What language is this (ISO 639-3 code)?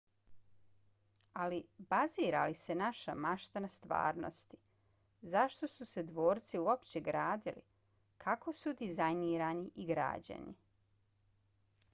bos